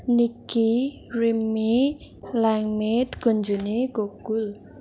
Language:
Nepali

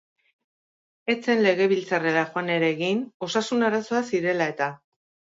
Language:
Basque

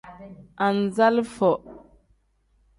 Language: Tem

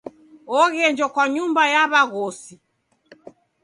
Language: Taita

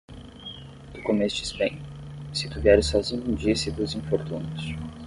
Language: Portuguese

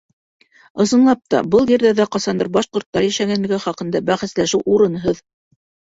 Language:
Bashkir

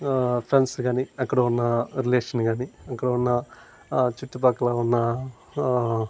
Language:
Telugu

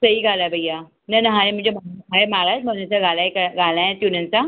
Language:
Sindhi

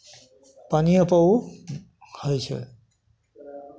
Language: Maithili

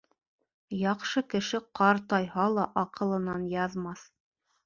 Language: Bashkir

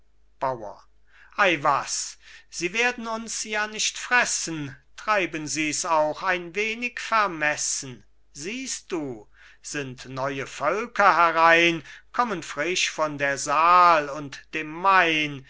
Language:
German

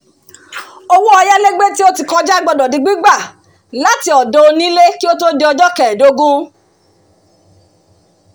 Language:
Yoruba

